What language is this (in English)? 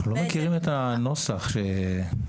Hebrew